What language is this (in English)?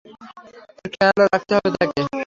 Bangla